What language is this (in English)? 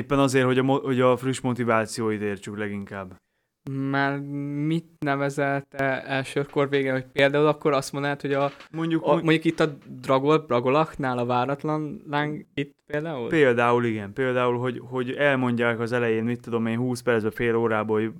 Hungarian